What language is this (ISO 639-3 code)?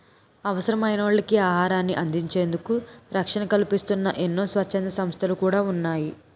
tel